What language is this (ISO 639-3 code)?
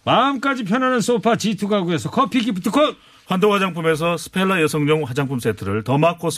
kor